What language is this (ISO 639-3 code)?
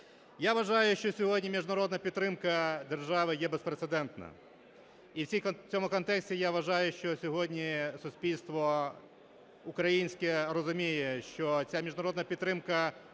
ukr